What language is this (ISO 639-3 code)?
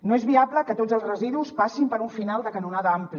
cat